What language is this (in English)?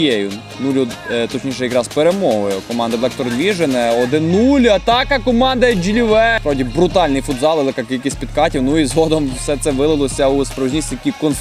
Ukrainian